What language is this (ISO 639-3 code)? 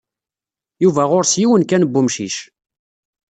kab